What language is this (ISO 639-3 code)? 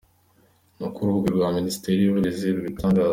kin